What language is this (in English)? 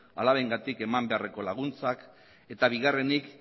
Basque